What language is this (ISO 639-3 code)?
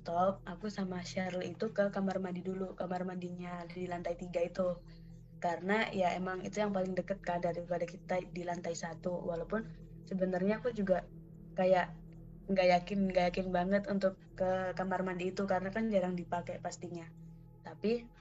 ind